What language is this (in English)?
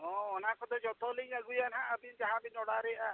Santali